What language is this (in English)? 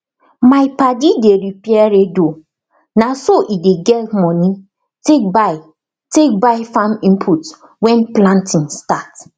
Nigerian Pidgin